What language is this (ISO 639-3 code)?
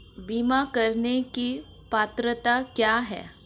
hin